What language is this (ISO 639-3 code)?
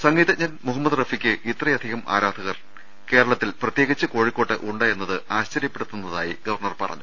mal